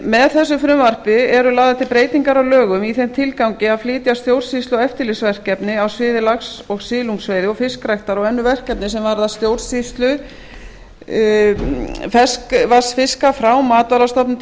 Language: Icelandic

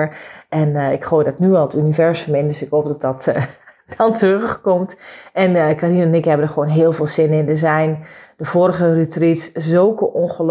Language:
Dutch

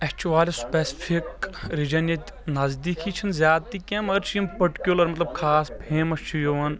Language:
Kashmiri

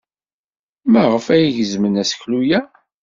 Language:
Kabyle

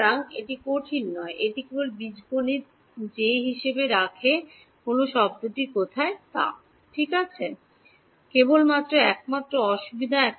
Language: Bangla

